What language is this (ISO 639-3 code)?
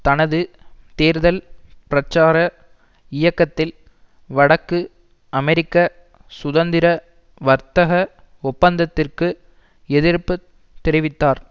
tam